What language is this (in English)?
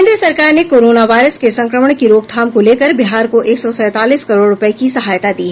Hindi